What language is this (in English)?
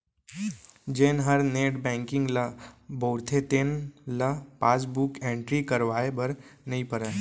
Chhattisgarhi